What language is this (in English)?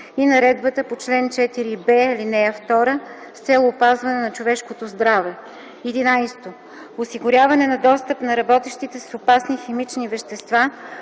Bulgarian